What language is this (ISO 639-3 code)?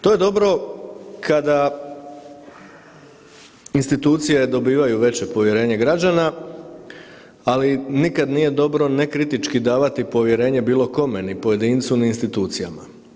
hrv